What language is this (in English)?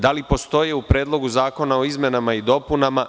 Serbian